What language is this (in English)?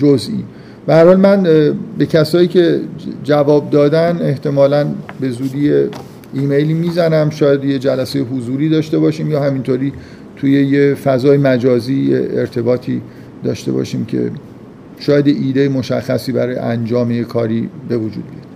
Persian